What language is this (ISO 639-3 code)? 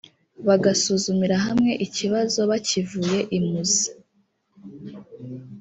kin